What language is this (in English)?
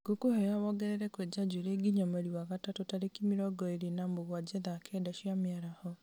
Kikuyu